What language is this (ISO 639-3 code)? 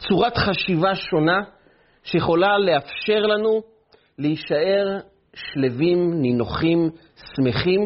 heb